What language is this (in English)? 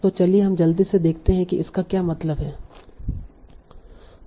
Hindi